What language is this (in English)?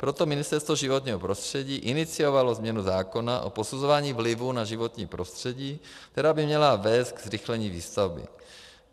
Czech